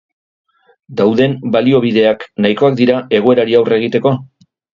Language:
Basque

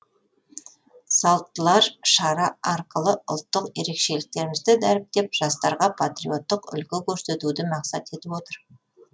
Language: Kazakh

